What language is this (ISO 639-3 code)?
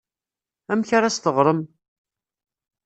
kab